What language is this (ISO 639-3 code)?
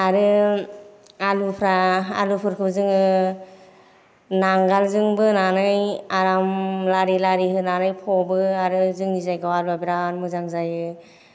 brx